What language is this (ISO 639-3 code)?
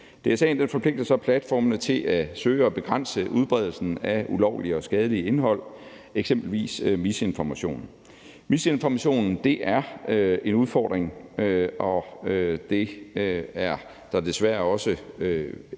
dan